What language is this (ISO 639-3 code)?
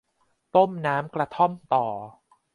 tha